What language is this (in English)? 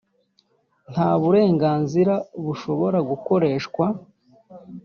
Kinyarwanda